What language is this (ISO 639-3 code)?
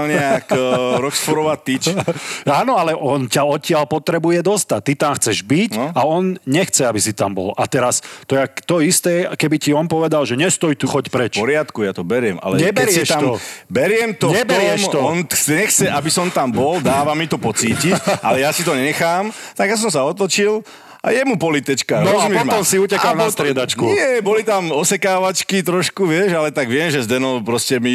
slk